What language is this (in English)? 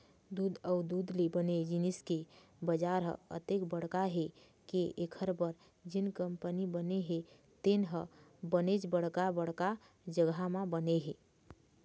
Chhattisgarhi